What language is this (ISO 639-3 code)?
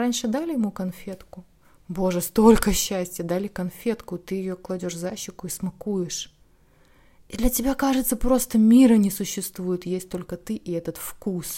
rus